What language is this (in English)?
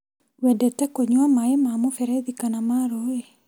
Kikuyu